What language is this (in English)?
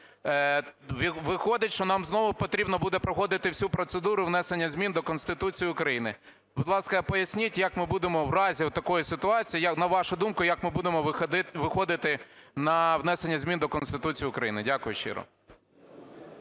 Ukrainian